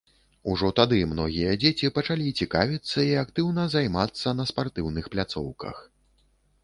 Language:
Belarusian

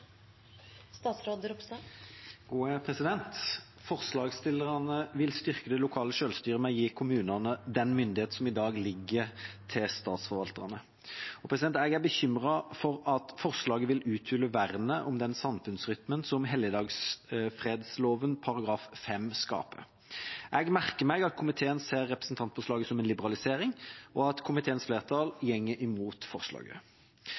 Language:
Norwegian Bokmål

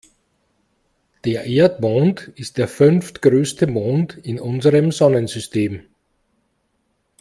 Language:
German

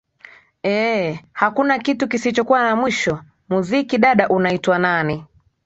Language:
Swahili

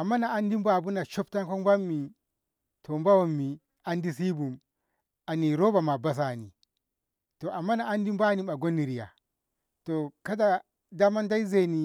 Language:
Ngamo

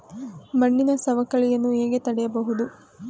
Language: Kannada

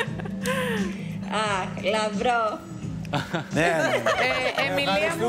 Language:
Greek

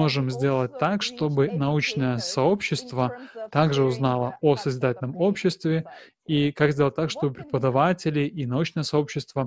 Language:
Russian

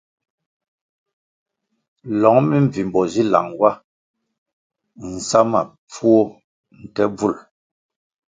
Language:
Kwasio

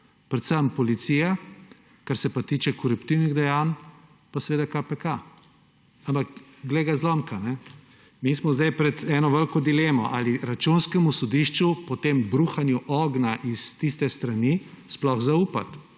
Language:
Slovenian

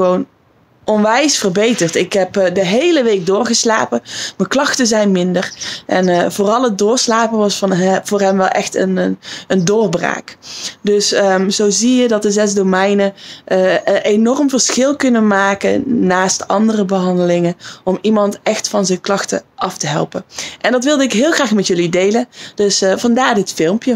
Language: Dutch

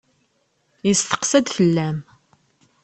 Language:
Kabyle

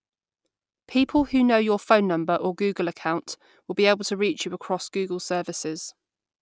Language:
English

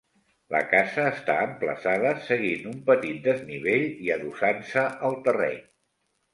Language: Catalan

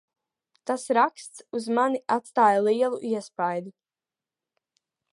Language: Latvian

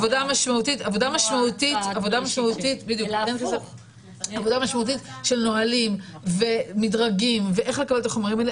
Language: Hebrew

